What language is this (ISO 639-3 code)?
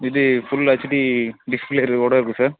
tam